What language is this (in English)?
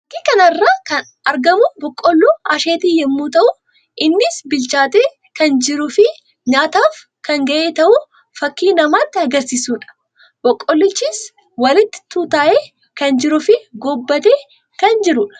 Oromo